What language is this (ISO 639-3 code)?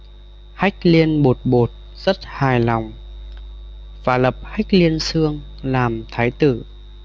vie